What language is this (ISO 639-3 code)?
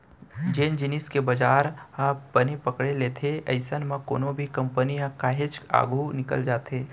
hne